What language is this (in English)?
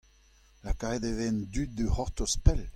Breton